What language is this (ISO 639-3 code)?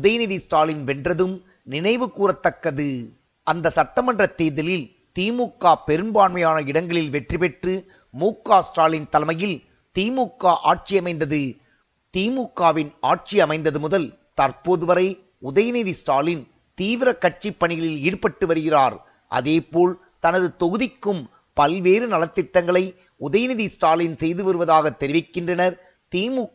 tam